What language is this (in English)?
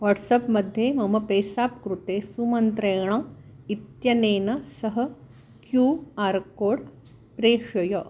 Sanskrit